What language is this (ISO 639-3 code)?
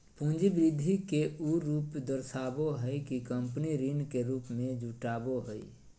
mag